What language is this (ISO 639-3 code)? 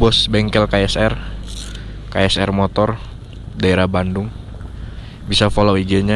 ind